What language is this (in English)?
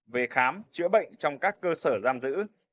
Vietnamese